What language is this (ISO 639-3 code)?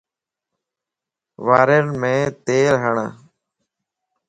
lss